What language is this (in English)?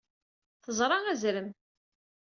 Kabyle